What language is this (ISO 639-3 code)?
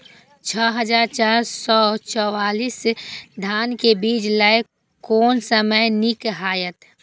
mai